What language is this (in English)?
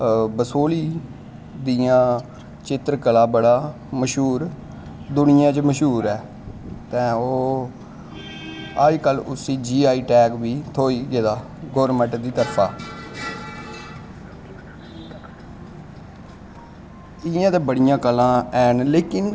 Dogri